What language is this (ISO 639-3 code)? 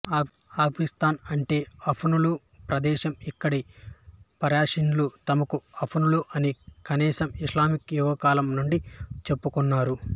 tel